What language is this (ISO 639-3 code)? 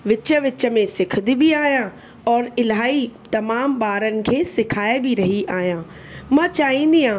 snd